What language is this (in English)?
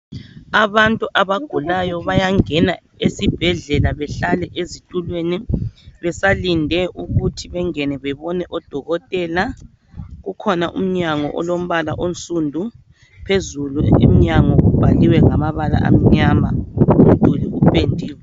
North Ndebele